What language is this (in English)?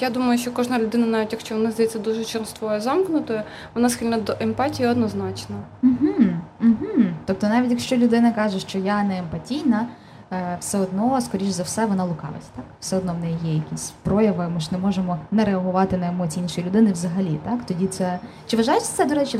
Ukrainian